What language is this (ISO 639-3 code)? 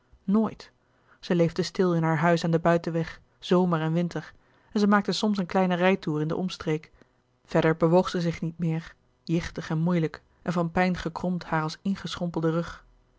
nld